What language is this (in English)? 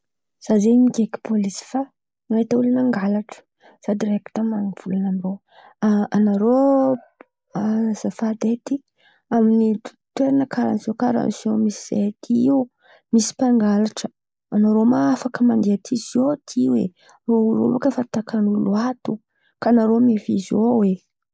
Antankarana Malagasy